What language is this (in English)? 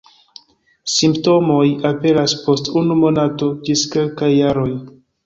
Esperanto